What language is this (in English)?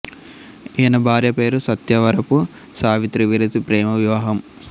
Telugu